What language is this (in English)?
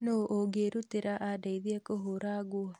Kikuyu